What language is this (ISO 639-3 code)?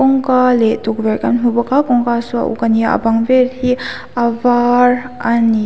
lus